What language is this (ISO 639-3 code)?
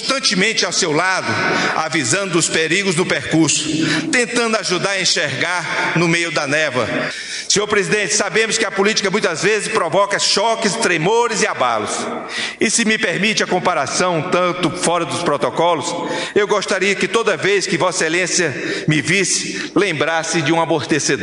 por